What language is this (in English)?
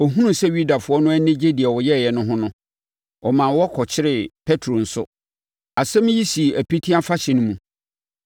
Akan